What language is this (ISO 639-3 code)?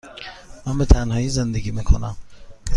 fas